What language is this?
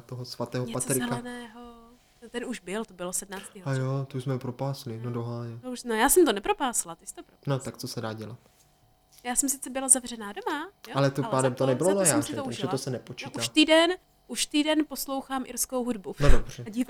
Czech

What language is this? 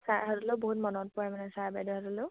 Assamese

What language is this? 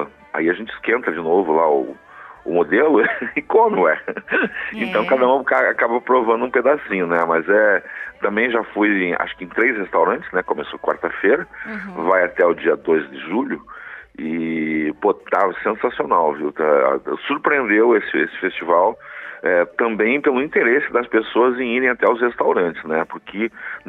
Portuguese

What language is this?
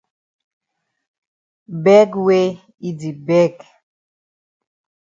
Cameroon Pidgin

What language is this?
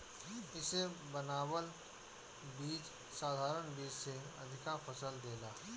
Bhojpuri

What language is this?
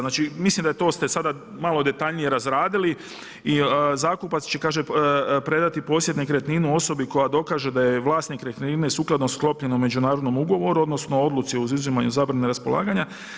Croatian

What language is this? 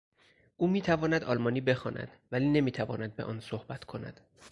Persian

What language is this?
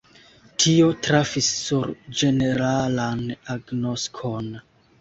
Esperanto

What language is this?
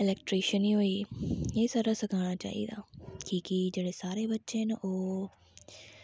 Dogri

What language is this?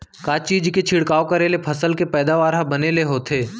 Chhattisgarhi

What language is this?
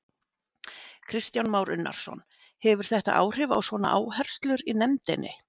Icelandic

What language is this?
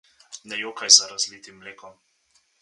Slovenian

